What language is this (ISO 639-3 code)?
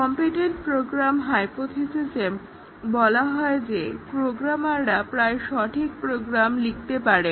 ben